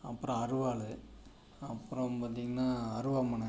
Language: Tamil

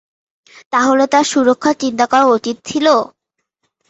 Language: Bangla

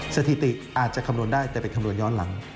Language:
Thai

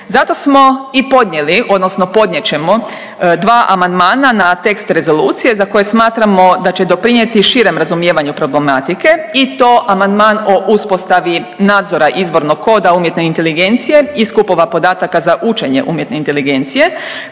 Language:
Croatian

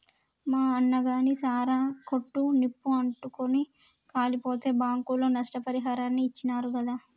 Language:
Telugu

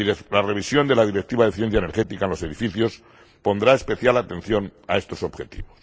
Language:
Spanish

